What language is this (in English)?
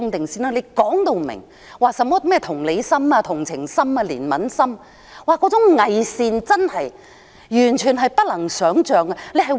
Cantonese